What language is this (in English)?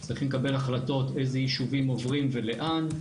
Hebrew